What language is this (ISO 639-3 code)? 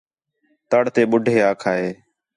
xhe